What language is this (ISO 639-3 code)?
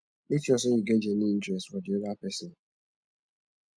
pcm